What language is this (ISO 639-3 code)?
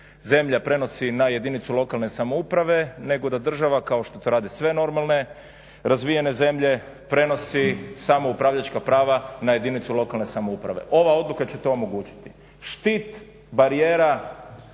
hrv